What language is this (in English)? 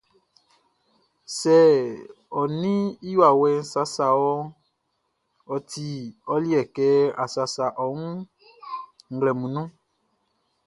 Baoulé